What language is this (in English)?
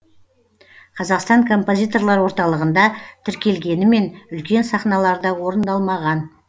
Kazakh